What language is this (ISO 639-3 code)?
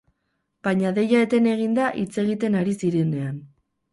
eus